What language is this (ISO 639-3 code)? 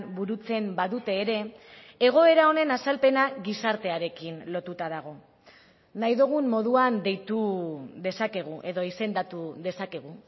eus